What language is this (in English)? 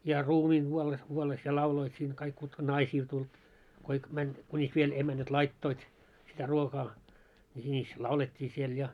Finnish